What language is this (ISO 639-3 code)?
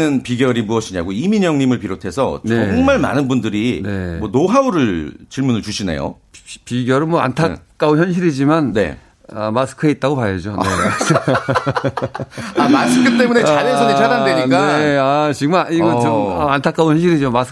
kor